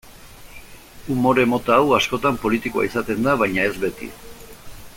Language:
Basque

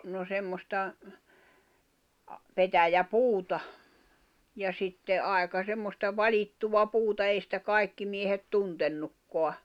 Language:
Finnish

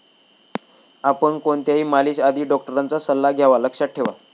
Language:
Marathi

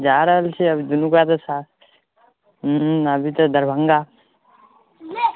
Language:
Maithili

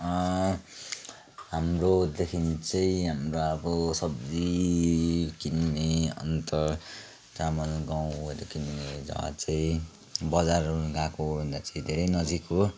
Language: Nepali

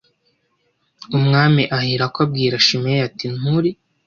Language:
Kinyarwanda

